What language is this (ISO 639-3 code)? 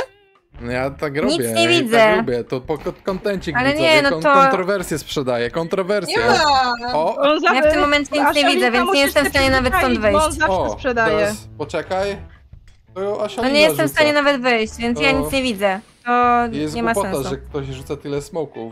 pol